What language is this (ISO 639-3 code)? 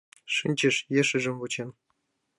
chm